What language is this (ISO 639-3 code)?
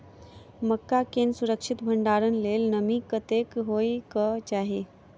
mai